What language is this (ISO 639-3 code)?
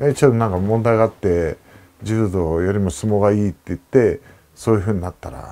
jpn